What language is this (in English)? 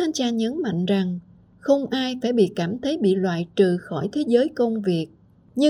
Vietnamese